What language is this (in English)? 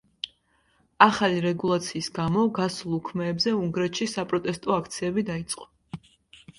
Georgian